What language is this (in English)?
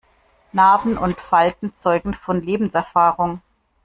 German